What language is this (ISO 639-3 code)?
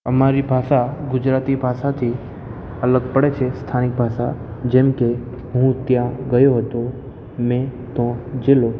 guj